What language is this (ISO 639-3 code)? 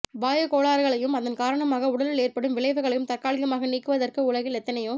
tam